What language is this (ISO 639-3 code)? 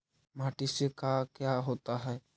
mag